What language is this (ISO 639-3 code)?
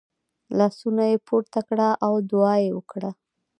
pus